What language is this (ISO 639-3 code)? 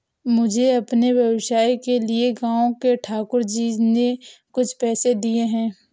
hin